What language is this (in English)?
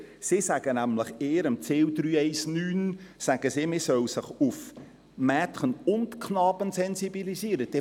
Swiss German